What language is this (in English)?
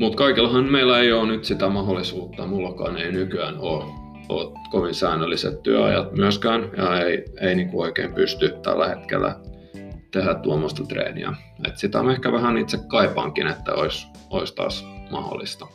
Finnish